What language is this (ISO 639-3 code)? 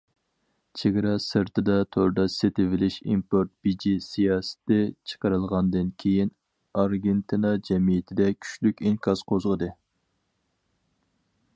uig